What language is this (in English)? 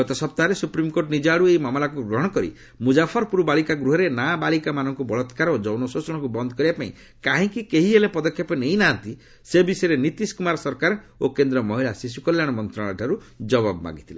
Odia